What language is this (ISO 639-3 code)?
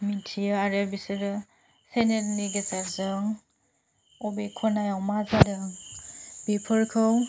brx